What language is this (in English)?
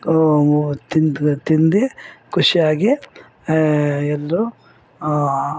Kannada